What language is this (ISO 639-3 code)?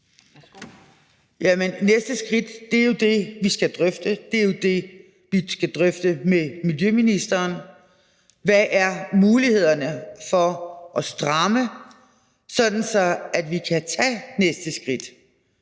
dan